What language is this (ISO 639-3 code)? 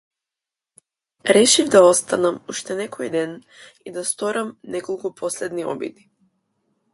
mkd